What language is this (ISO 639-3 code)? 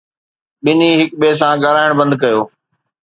snd